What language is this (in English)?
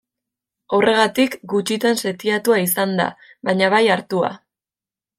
Basque